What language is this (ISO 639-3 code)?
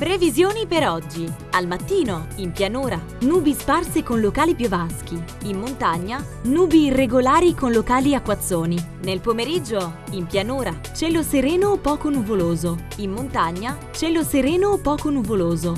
ita